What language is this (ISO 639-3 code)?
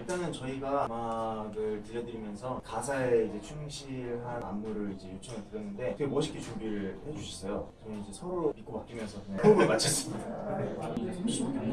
kor